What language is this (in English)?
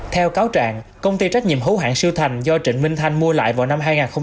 Vietnamese